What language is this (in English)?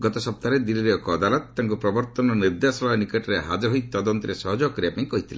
Odia